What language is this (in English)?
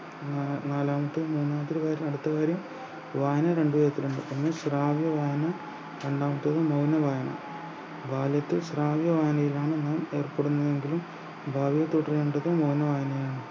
Malayalam